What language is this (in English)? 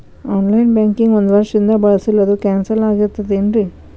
Kannada